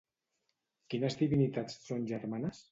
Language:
Catalan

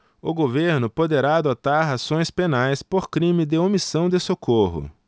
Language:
Portuguese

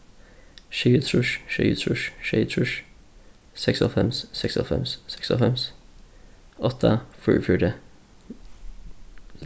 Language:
Faroese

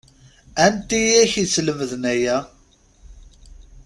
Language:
Kabyle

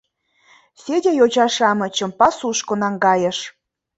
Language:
Mari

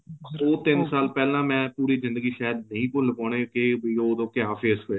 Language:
Punjabi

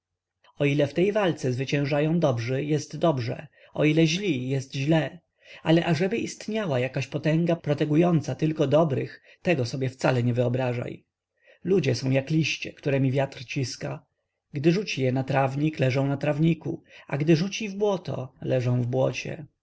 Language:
Polish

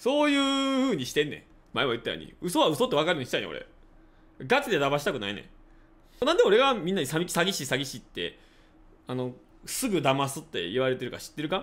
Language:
Japanese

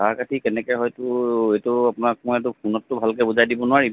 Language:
Assamese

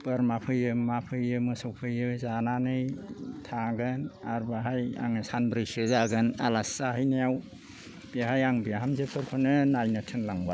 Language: Bodo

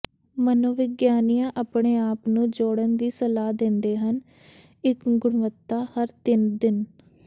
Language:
Punjabi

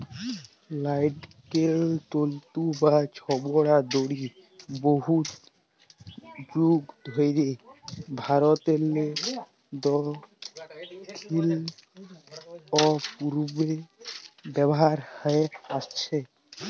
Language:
Bangla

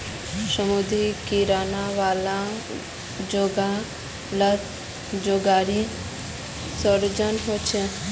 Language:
Magahi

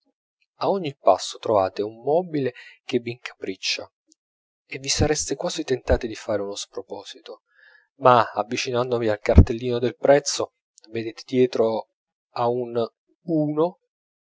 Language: Italian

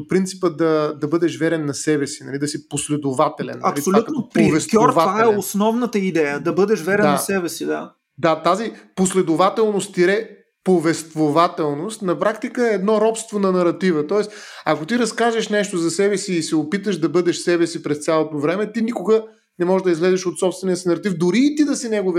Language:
Bulgarian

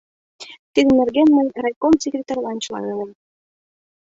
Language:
Mari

